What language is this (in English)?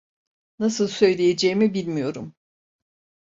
Turkish